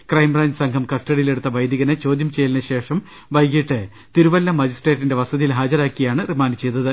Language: Malayalam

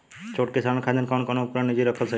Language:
Bhojpuri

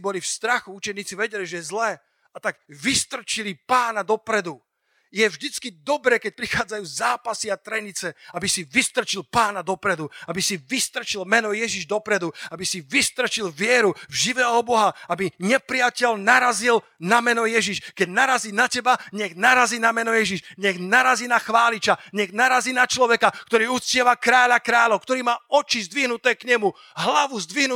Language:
Slovak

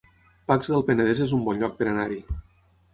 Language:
Catalan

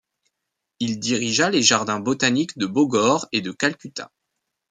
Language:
French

